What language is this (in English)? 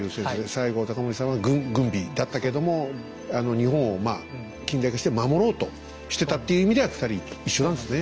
Japanese